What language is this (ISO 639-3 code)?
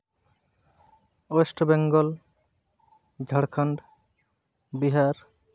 sat